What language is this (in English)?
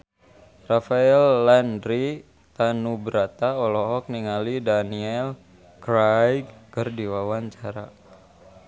Sundanese